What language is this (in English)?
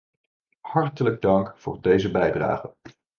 Dutch